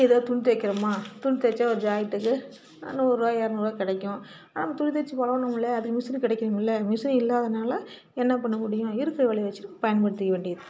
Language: Tamil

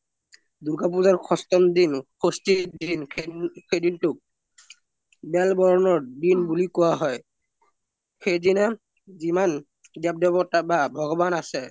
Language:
Assamese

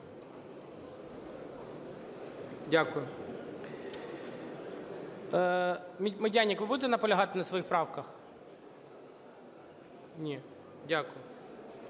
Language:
Ukrainian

